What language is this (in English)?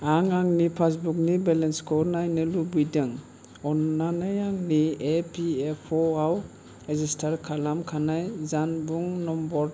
Bodo